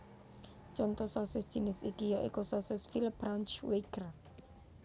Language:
Javanese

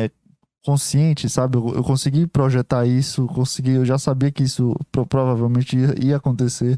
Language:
Portuguese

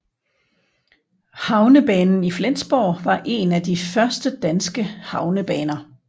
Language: Danish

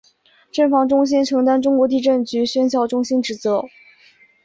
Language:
Chinese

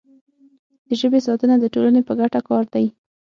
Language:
Pashto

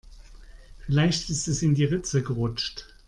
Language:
German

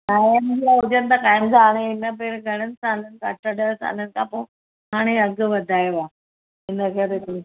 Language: Sindhi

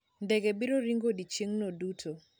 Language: Luo (Kenya and Tanzania)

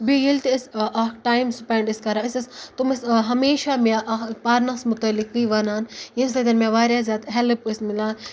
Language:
Kashmiri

